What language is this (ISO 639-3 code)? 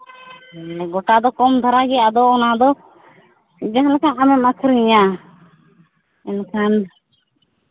sat